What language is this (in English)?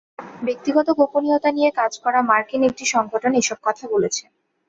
Bangla